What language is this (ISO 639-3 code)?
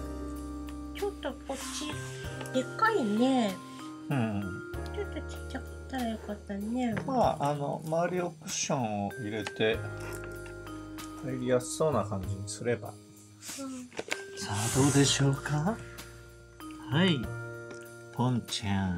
jpn